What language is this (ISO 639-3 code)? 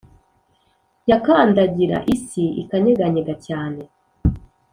kin